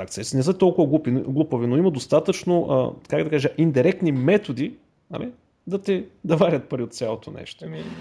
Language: Bulgarian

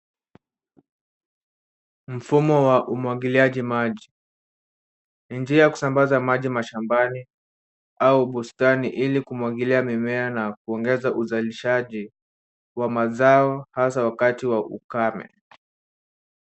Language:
Swahili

